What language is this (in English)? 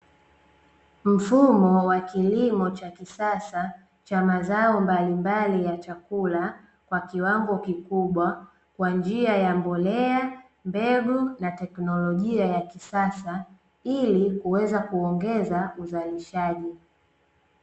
Swahili